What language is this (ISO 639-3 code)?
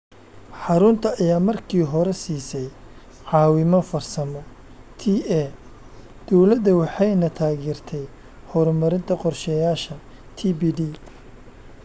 som